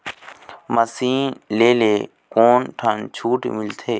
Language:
Chhattisgarhi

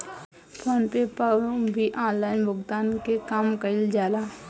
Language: Bhojpuri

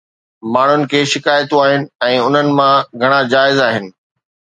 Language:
Sindhi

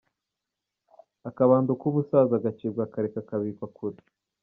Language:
Kinyarwanda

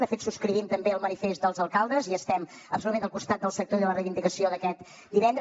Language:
Catalan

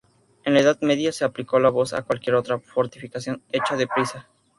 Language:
Spanish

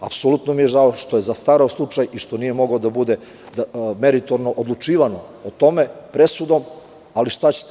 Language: Serbian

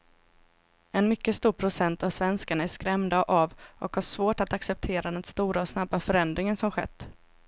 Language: Swedish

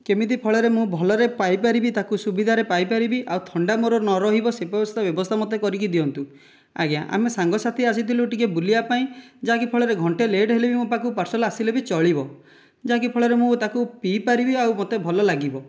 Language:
Odia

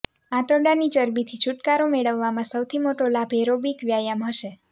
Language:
Gujarati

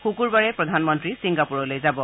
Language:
Assamese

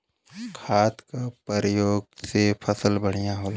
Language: Bhojpuri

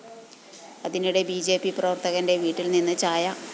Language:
Malayalam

